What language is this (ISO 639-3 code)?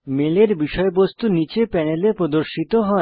ben